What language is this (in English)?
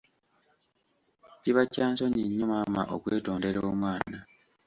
Ganda